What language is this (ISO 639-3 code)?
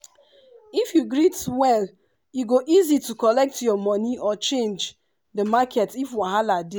pcm